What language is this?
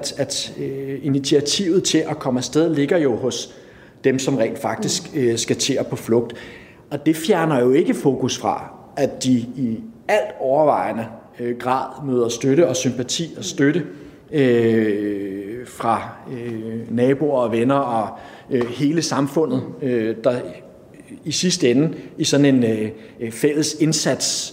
Danish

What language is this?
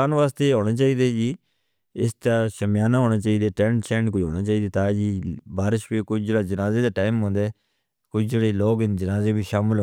Northern Hindko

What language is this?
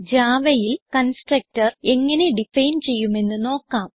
Malayalam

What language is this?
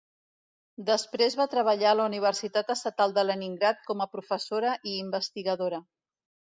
Catalan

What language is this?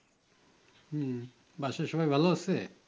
Bangla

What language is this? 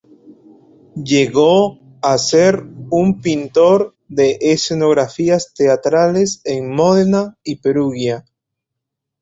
Spanish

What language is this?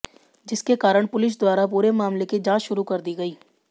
Hindi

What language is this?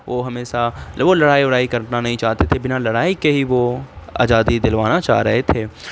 Urdu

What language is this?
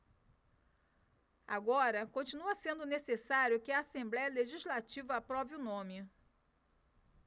Portuguese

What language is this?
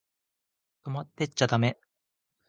Japanese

